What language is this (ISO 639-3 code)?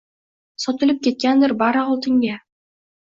uzb